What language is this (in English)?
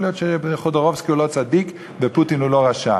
Hebrew